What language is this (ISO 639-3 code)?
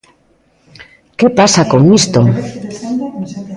glg